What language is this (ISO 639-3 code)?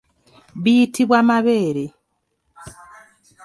lug